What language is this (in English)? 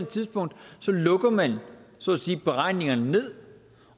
Danish